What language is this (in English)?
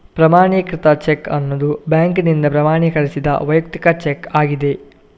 Kannada